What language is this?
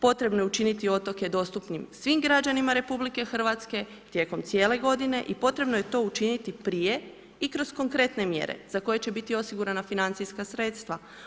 Croatian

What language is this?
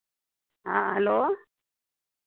Maithili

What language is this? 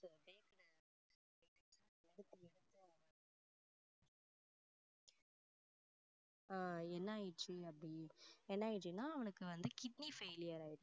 Tamil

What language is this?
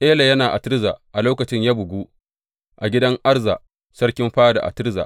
Hausa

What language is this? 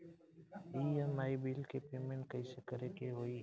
Bhojpuri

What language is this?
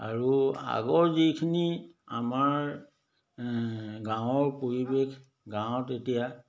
Assamese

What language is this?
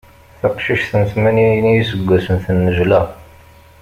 Kabyle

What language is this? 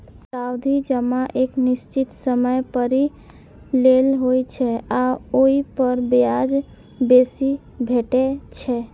Maithili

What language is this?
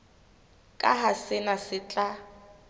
Southern Sotho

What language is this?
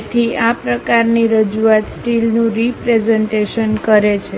Gujarati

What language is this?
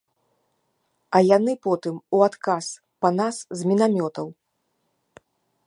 Belarusian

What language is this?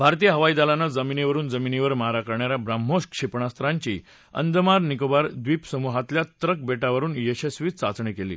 Marathi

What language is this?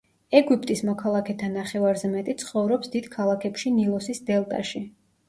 Georgian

